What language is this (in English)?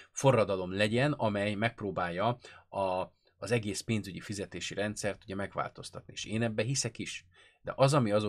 Hungarian